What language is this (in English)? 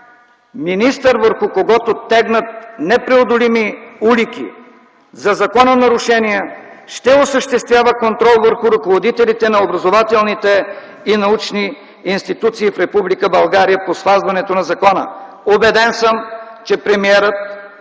Bulgarian